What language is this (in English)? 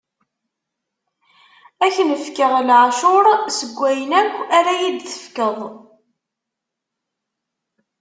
Kabyle